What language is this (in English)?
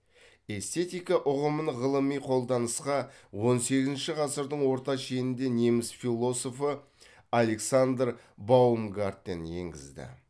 Kazakh